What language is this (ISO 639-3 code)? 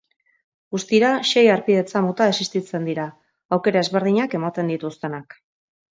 eus